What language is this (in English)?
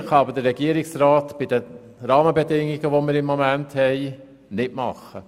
Swiss German